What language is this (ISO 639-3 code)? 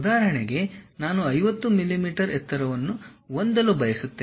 kan